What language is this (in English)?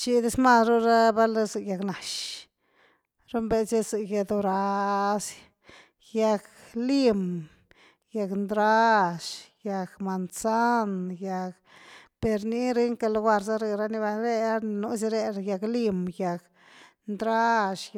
Güilá Zapotec